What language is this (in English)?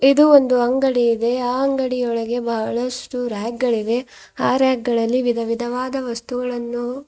Kannada